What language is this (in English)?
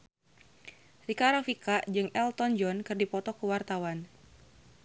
Sundanese